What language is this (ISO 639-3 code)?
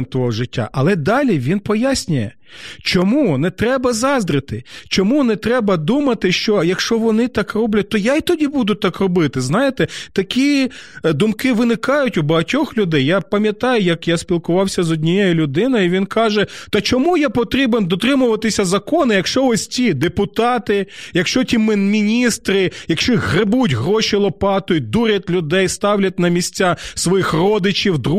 ukr